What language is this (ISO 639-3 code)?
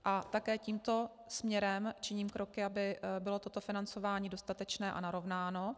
ces